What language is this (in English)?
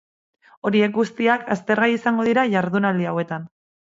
Basque